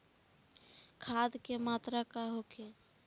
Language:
Bhojpuri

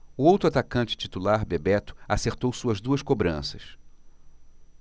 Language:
Portuguese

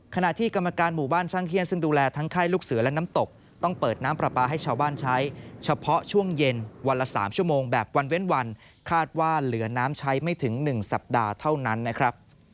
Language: Thai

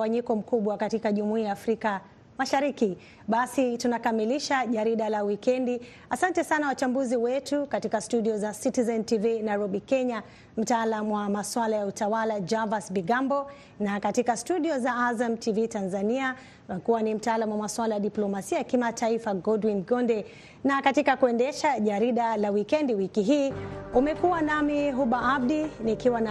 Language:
Swahili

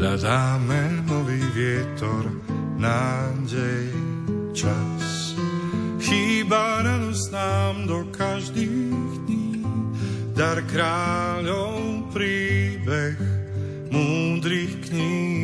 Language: Slovak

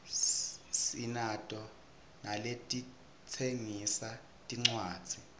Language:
Swati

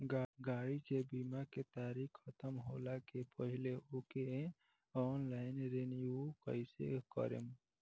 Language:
Bhojpuri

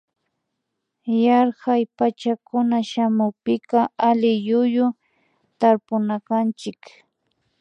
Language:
Imbabura Highland Quichua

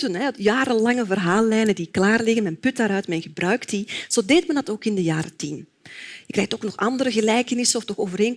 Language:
Dutch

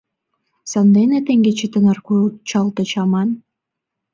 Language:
Mari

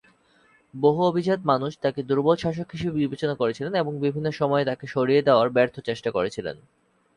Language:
Bangla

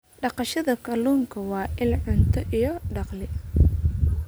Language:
Somali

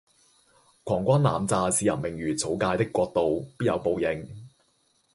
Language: Cantonese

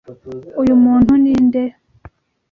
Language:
Kinyarwanda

